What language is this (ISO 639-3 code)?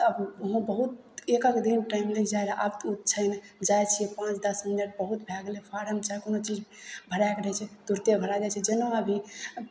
mai